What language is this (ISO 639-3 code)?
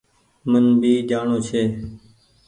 gig